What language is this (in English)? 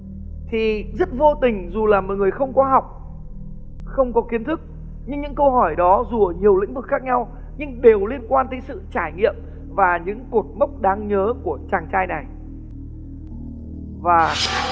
Vietnamese